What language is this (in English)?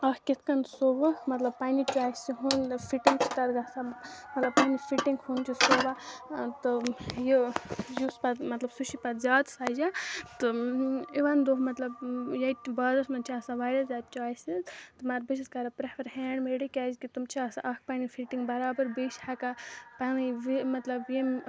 Kashmiri